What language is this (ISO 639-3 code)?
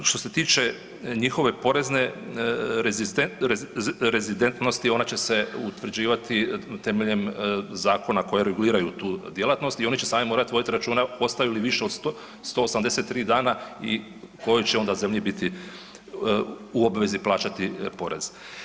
hrv